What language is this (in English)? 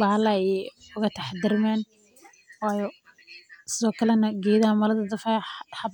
Somali